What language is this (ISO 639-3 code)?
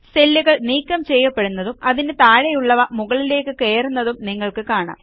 mal